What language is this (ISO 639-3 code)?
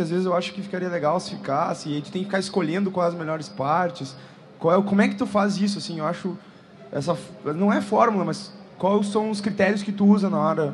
por